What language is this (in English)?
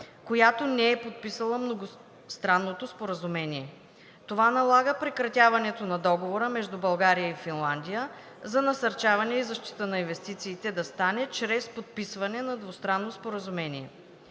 Bulgarian